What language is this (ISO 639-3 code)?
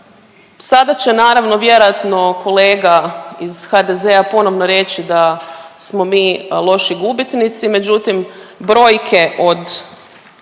hrv